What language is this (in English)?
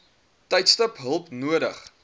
Afrikaans